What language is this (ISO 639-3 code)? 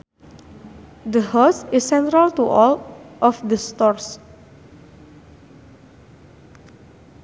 sun